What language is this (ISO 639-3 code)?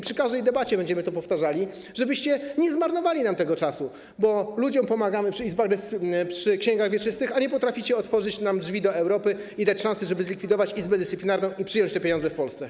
pol